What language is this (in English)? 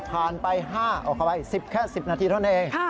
Thai